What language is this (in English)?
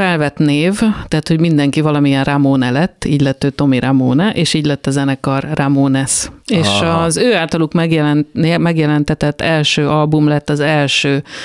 Hungarian